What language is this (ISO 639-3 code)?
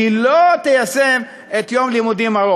heb